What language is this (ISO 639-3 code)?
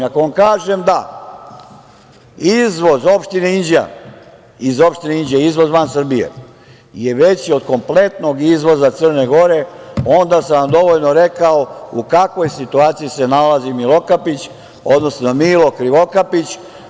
srp